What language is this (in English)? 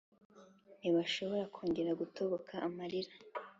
Kinyarwanda